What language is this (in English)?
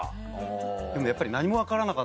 Japanese